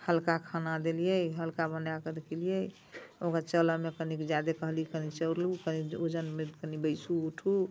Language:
Maithili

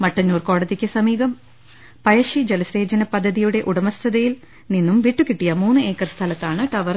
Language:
Malayalam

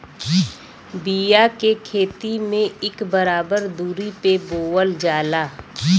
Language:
Bhojpuri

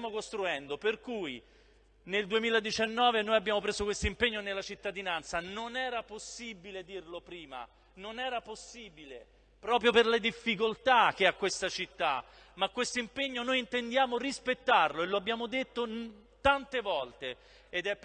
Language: Italian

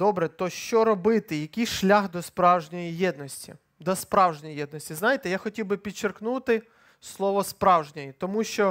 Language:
Ukrainian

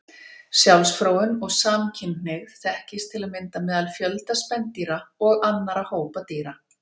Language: Icelandic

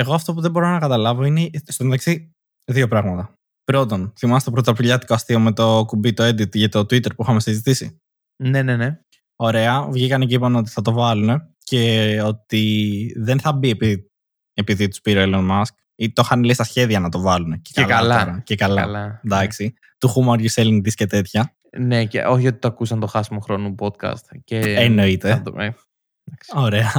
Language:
Greek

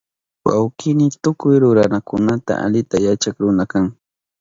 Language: Southern Pastaza Quechua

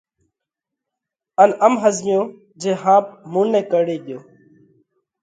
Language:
Parkari Koli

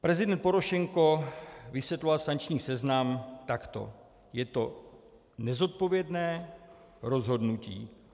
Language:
Czech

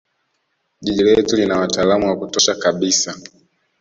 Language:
Swahili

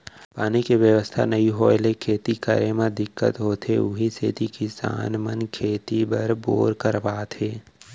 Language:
Chhattisgarhi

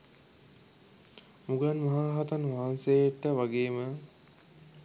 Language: Sinhala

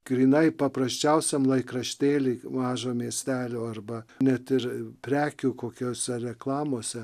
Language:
Lithuanian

